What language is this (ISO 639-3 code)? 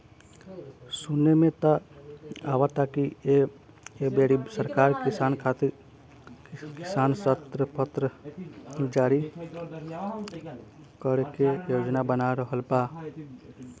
bho